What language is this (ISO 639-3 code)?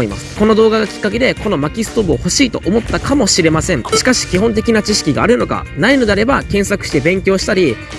jpn